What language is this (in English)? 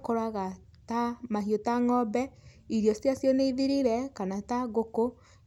Kikuyu